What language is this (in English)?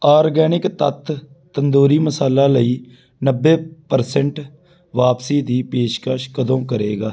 Punjabi